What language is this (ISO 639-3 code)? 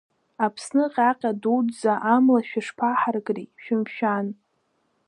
abk